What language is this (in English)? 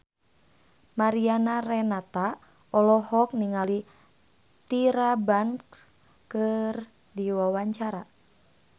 Sundanese